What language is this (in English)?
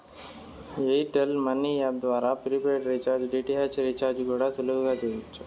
Telugu